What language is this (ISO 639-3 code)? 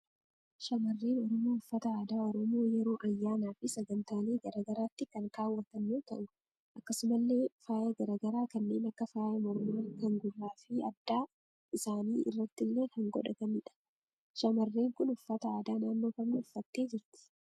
orm